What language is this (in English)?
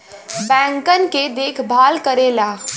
Bhojpuri